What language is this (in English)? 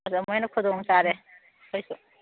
Manipuri